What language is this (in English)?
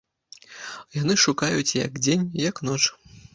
Belarusian